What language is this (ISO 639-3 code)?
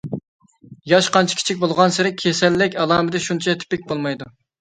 uig